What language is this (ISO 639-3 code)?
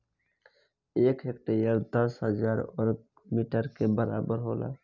bho